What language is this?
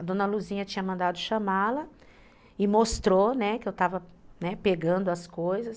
Portuguese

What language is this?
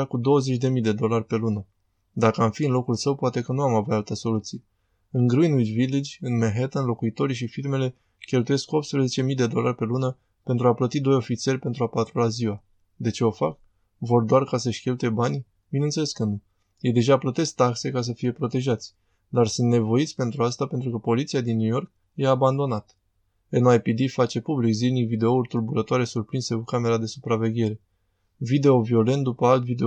Romanian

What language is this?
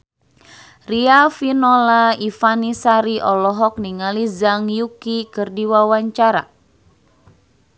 Sundanese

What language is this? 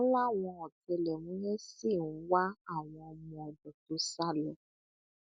Yoruba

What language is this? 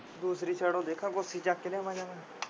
Punjabi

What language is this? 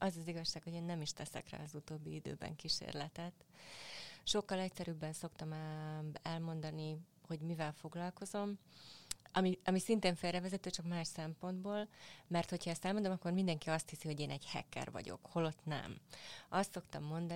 Hungarian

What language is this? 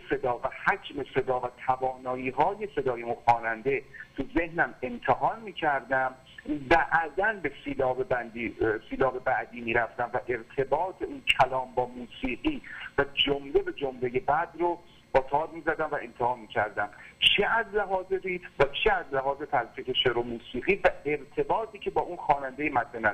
Persian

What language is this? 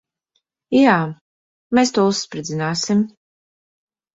Latvian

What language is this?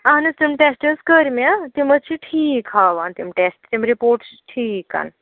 Kashmiri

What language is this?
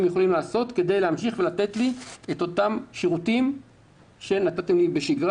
Hebrew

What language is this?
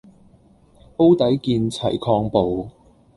Cantonese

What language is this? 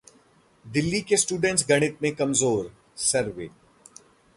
Hindi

